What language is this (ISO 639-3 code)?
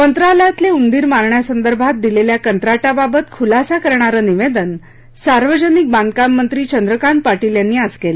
mar